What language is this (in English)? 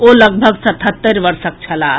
Maithili